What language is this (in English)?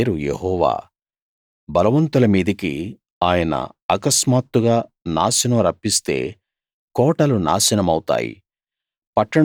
Telugu